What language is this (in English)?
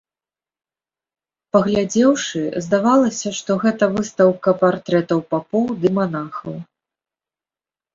Belarusian